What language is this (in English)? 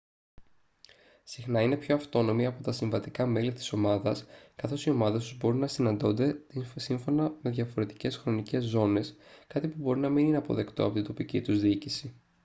Greek